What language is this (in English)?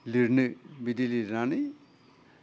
Bodo